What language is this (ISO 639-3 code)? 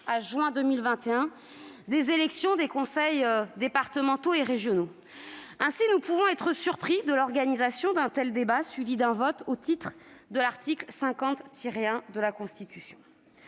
fra